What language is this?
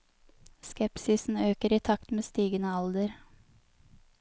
Norwegian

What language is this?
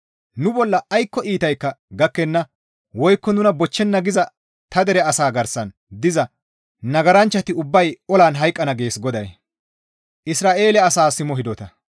Gamo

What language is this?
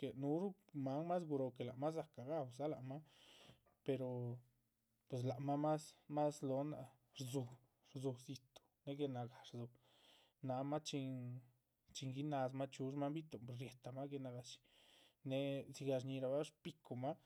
Chichicapan Zapotec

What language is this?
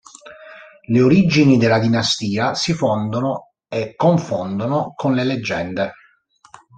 Italian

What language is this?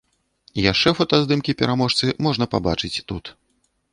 Belarusian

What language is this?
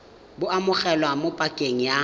Tswana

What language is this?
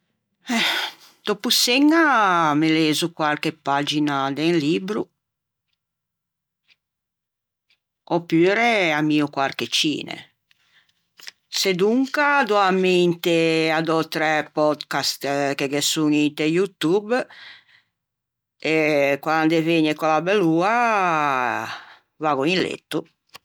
Ligurian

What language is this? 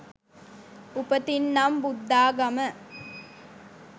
Sinhala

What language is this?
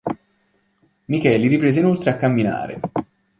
Italian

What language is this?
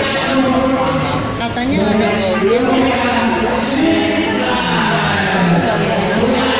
Indonesian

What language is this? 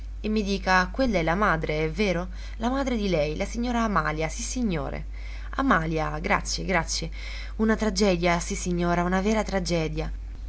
Italian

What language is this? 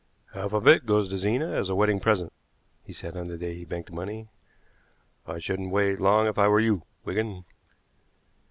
English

